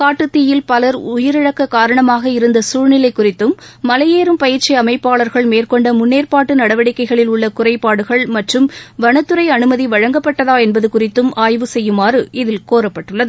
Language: Tamil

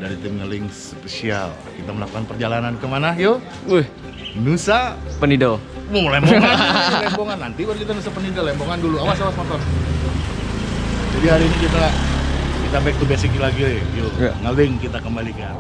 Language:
Indonesian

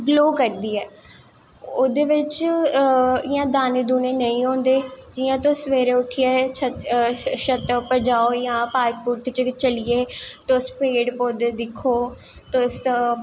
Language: Dogri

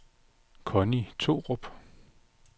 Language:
Danish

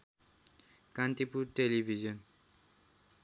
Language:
Nepali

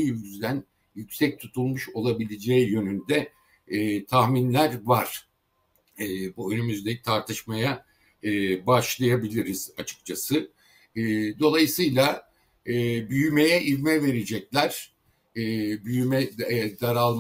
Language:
Turkish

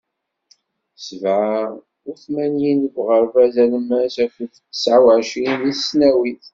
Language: Kabyle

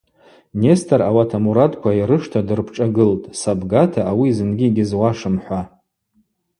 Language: Abaza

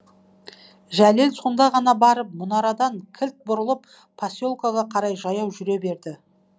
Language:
Kazakh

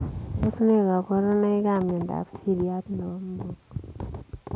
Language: Kalenjin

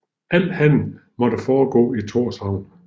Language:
Danish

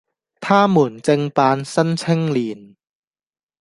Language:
Cantonese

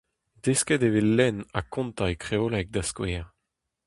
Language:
Breton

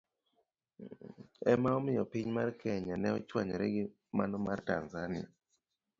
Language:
Luo (Kenya and Tanzania)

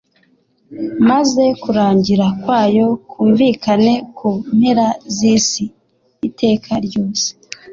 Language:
Kinyarwanda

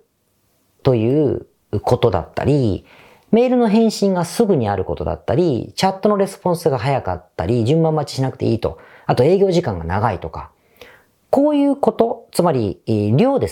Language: Japanese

